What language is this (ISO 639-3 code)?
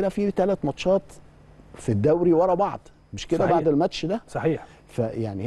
ara